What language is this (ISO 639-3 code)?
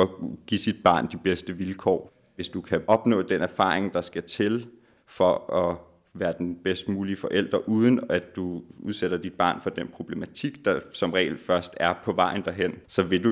dan